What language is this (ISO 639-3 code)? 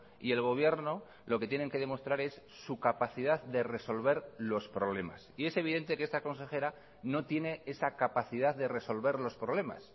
spa